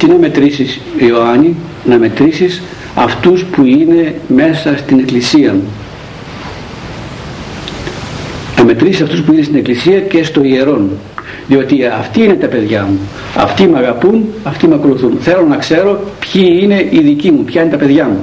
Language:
Greek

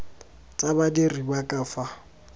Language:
Tswana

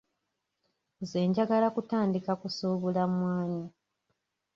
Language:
Ganda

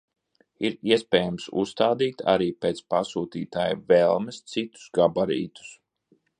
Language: Latvian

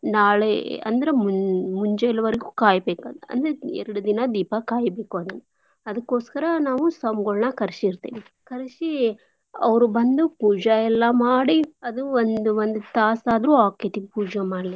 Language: Kannada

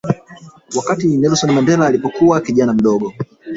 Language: Swahili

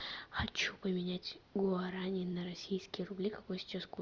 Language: Russian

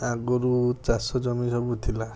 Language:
Odia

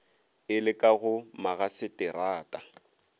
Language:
Northern Sotho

